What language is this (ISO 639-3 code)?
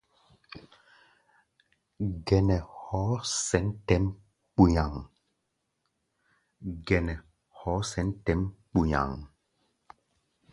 gba